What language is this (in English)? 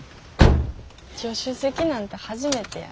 Japanese